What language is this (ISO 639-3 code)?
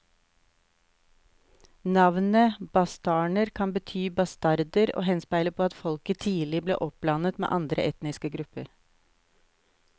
nor